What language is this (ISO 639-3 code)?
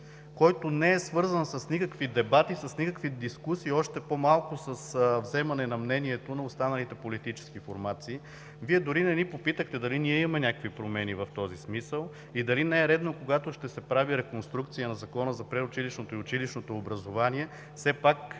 bul